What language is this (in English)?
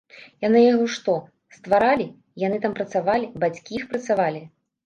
Belarusian